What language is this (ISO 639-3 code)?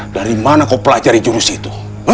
ind